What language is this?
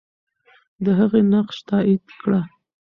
Pashto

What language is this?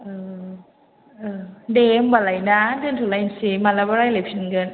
Bodo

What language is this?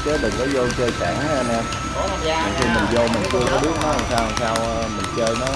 Vietnamese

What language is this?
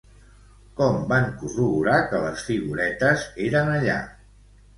Catalan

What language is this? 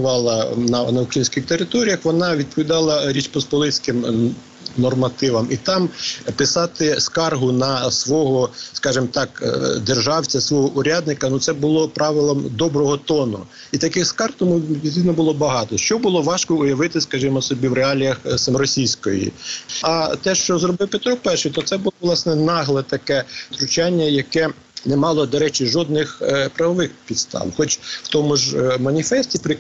Ukrainian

